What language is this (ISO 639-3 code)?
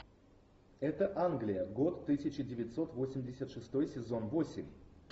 rus